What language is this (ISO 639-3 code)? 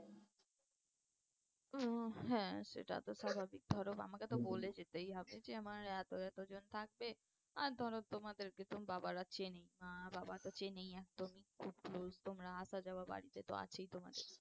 ben